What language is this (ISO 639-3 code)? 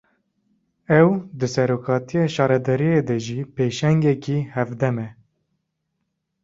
kur